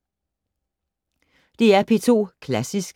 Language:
Danish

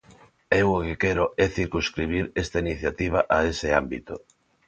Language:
Galician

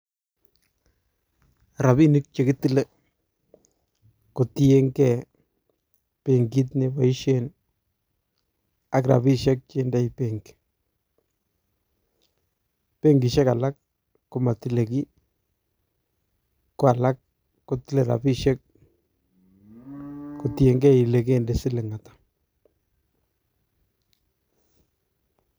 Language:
Kalenjin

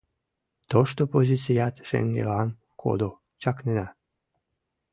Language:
Mari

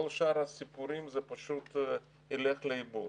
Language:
Hebrew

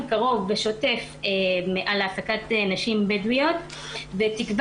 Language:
Hebrew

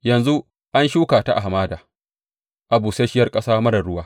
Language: Hausa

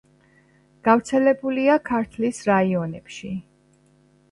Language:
Georgian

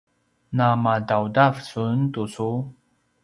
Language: Paiwan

